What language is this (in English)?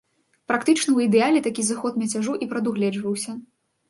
Belarusian